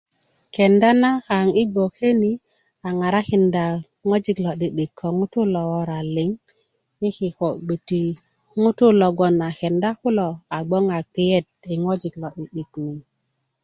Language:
Kuku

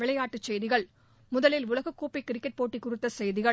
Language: Tamil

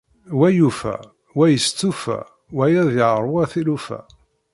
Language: Kabyle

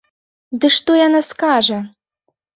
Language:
Belarusian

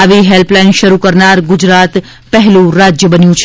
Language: Gujarati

